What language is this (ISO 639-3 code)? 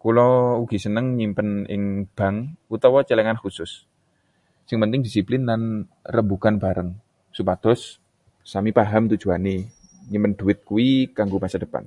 jav